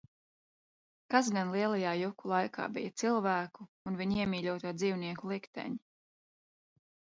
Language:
Latvian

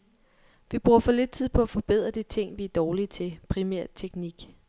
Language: Danish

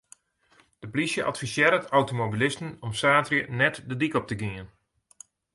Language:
Western Frisian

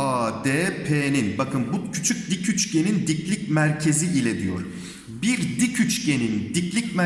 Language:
Turkish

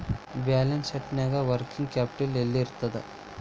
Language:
Kannada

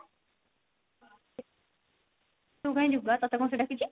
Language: Odia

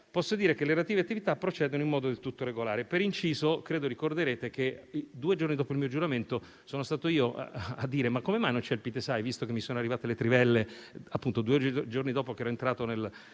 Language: Italian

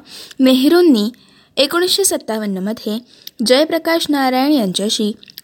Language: Marathi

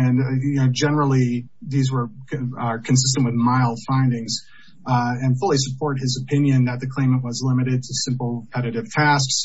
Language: English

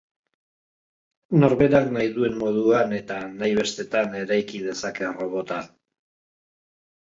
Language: Basque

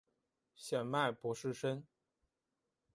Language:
Chinese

